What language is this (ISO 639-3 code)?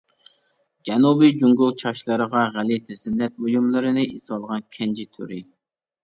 uig